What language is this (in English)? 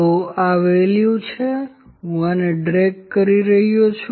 Gujarati